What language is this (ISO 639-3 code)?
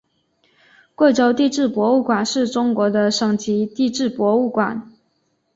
zho